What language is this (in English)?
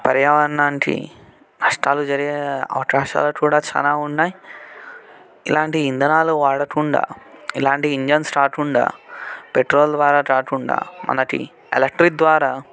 Telugu